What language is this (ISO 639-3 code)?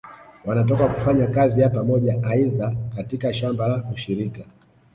swa